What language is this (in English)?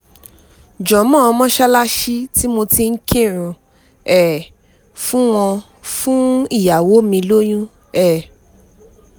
Yoruba